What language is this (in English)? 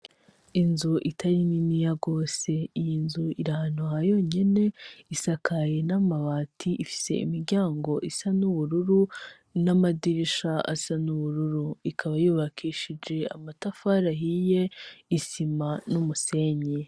Rundi